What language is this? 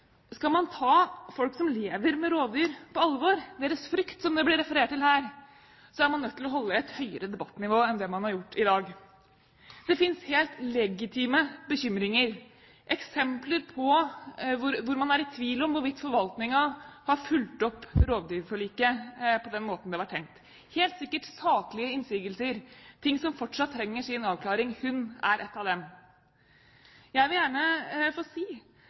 Norwegian Bokmål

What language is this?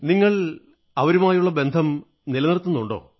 Malayalam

